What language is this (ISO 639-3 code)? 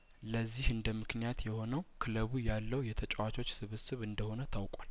amh